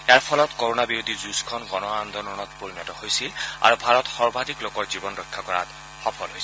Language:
Assamese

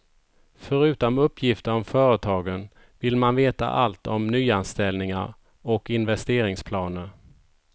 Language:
Swedish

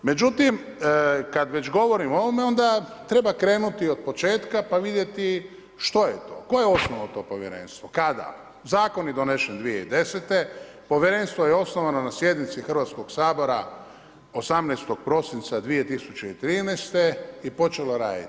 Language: Croatian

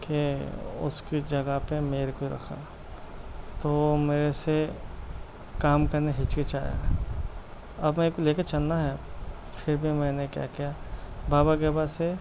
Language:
Urdu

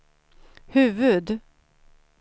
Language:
Swedish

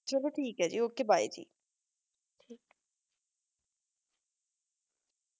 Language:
Punjabi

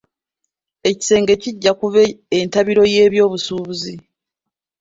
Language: Ganda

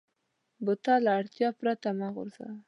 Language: Pashto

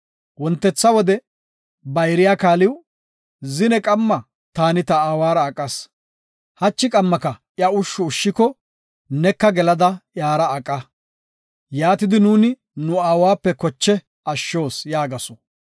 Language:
Gofa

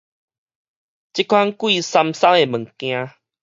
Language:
Min Nan Chinese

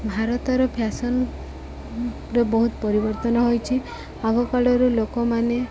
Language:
Odia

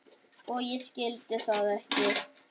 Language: Icelandic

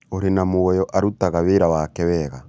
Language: Kikuyu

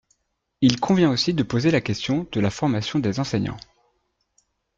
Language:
French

